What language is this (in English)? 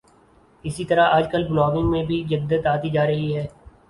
Urdu